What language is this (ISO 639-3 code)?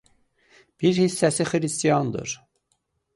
aze